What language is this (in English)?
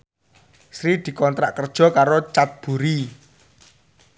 Javanese